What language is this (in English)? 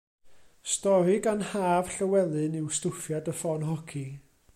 Welsh